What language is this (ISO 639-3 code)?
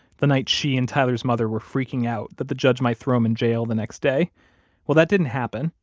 eng